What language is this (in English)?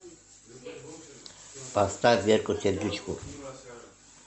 Russian